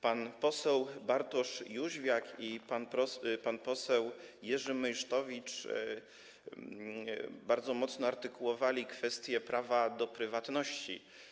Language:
Polish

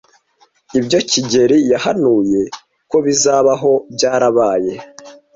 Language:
Kinyarwanda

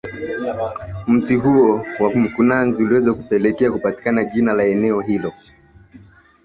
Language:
Swahili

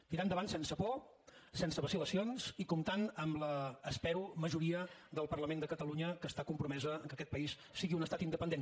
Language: Catalan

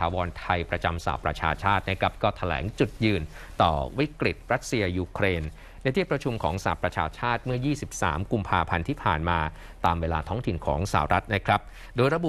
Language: Thai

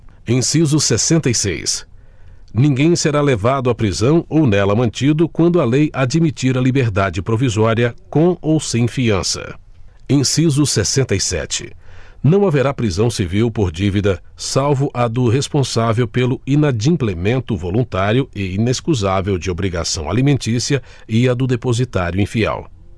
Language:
Portuguese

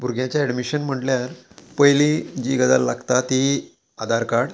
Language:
Konkani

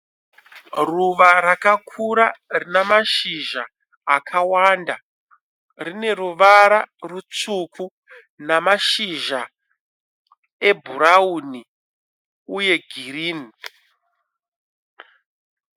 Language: Shona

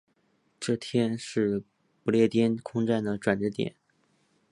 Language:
Chinese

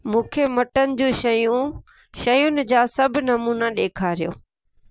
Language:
Sindhi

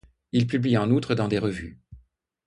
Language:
French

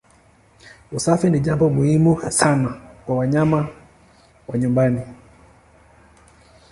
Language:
Swahili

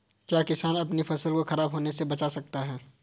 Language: Hindi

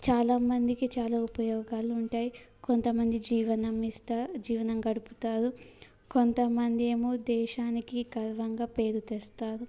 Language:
Telugu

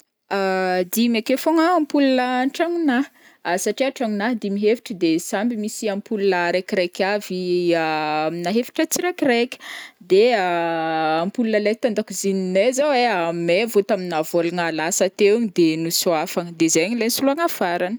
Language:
Northern Betsimisaraka Malagasy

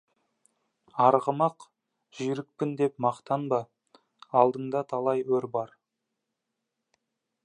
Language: Kazakh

